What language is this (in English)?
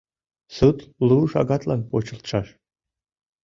Mari